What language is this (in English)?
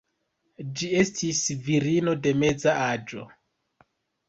Esperanto